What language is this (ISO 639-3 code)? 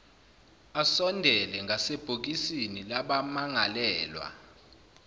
zul